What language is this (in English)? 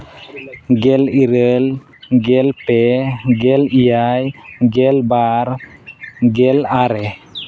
Santali